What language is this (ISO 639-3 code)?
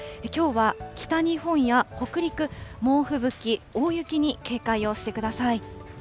jpn